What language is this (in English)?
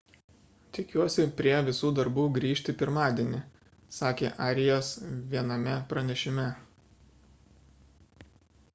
Lithuanian